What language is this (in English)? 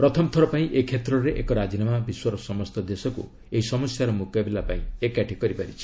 Odia